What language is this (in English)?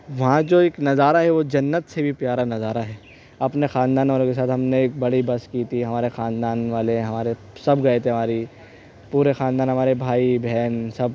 Urdu